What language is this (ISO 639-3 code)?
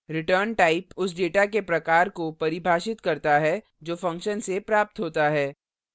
hin